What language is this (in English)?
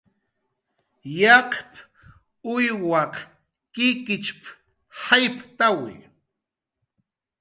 Jaqaru